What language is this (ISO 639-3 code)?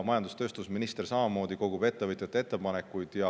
est